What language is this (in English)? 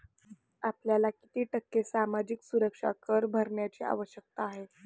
Marathi